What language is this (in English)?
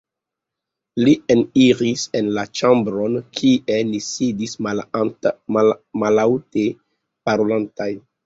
Esperanto